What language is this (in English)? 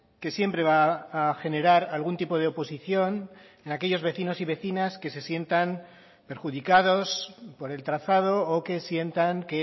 Spanish